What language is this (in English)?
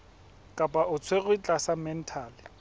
Southern Sotho